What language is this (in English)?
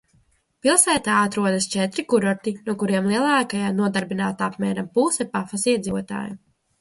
Latvian